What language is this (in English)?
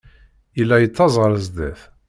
Kabyle